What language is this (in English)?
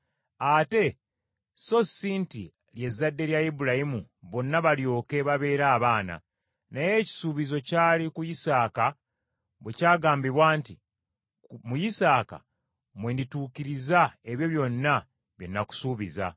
Ganda